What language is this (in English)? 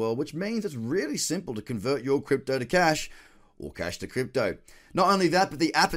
English